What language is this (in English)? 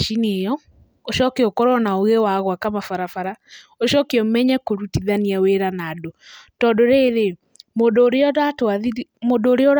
Kikuyu